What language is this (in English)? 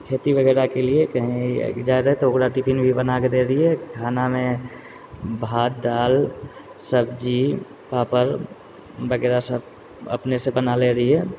Maithili